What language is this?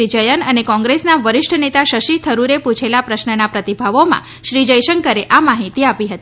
Gujarati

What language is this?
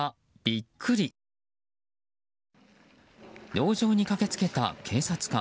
Japanese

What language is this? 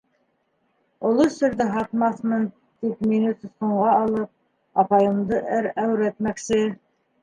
Bashkir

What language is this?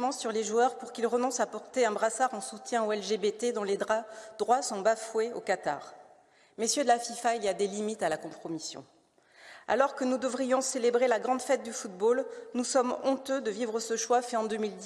French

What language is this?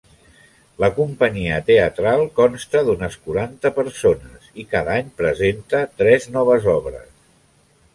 Catalan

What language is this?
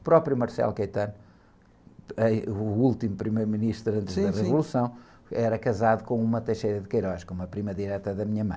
Portuguese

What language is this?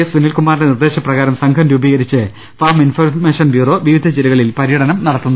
Malayalam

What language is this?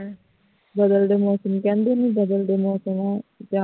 Punjabi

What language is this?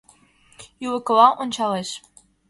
Mari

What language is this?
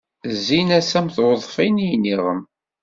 Kabyle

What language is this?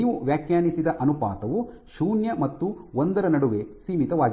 Kannada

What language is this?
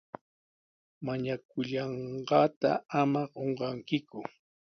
Sihuas Ancash Quechua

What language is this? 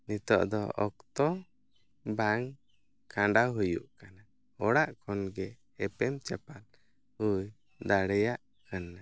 Santali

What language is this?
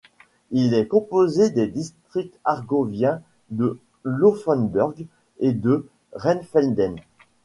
French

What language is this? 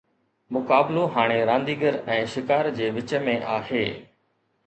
Sindhi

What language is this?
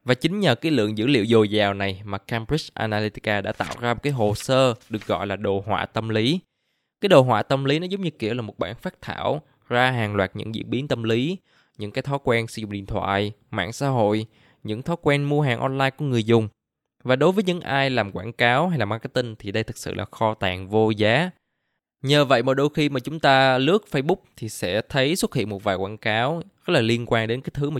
Vietnamese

